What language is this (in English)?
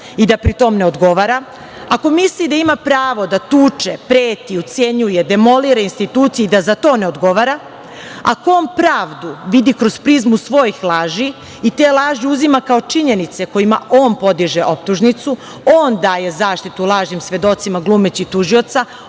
Serbian